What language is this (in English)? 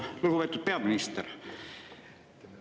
Estonian